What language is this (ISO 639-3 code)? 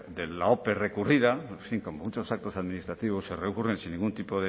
spa